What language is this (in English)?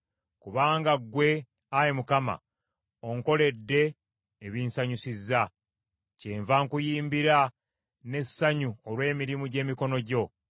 Ganda